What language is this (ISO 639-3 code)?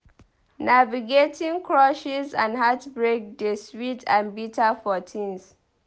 pcm